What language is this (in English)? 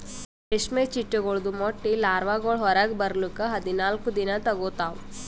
Kannada